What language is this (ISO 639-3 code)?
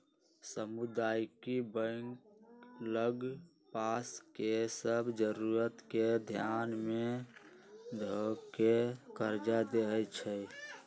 mag